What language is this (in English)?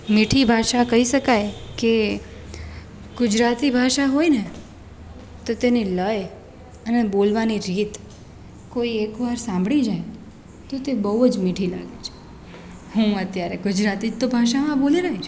Gujarati